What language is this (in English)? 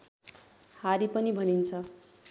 Nepali